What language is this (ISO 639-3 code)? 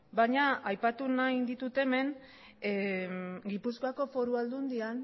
eus